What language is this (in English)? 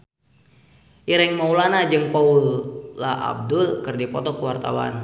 Sundanese